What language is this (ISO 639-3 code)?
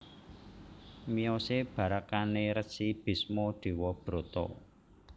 jav